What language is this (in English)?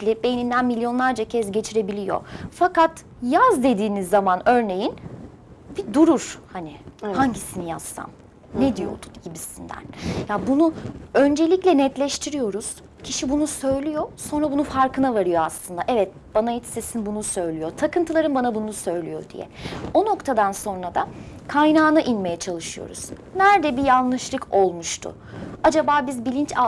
Turkish